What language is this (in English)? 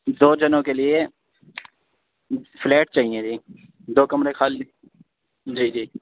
Urdu